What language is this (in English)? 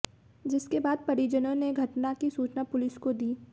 Hindi